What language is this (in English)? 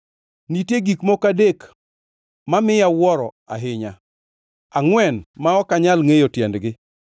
Luo (Kenya and Tanzania)